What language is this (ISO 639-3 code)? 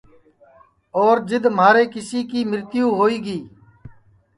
ssi